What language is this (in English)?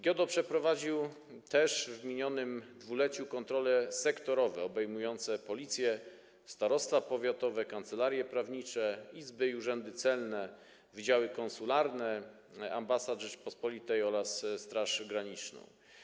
Polish